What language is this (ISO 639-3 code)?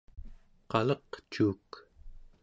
esu